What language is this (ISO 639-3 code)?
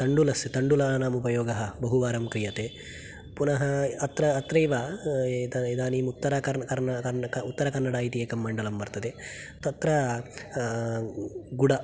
san